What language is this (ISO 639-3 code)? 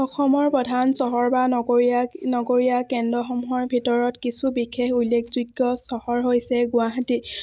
asm